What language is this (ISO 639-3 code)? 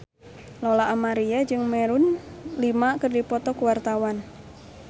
sun